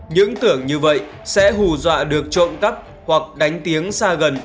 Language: Vietnamese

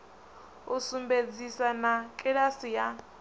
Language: Venda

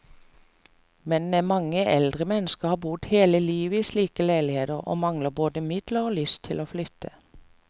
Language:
Norwegian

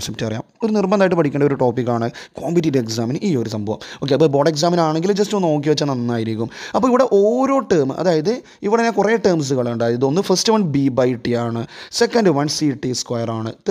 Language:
Malayalam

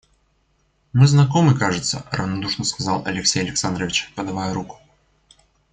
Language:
Russian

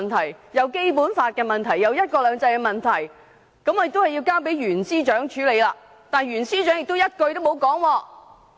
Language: Cantonese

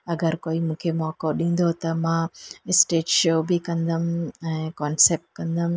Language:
Sindhi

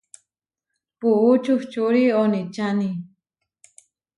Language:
Huarijio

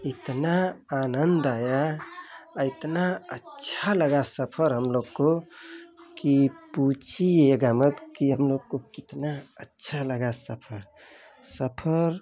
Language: Hindi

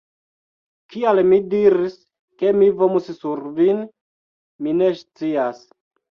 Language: Esperanto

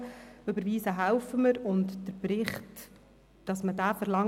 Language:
Swiss German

